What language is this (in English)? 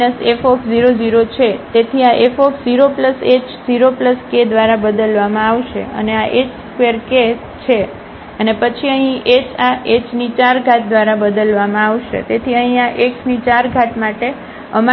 Gujarati